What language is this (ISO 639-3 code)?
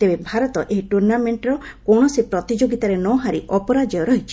ori